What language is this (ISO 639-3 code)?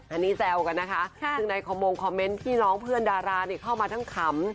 tha